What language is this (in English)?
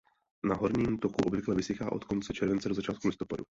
Czech